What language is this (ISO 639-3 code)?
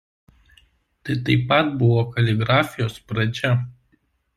lit